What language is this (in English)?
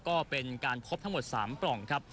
Thai